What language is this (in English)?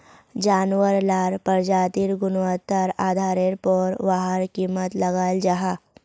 Magahi